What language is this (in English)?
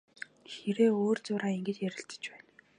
Mongolian